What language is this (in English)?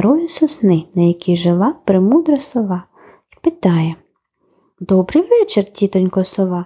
Ukrainian